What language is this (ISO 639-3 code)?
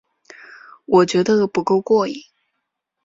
zho